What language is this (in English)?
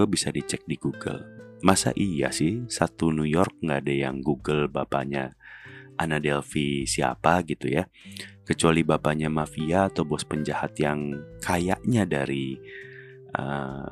Indonesian